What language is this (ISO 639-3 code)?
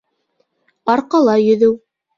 bak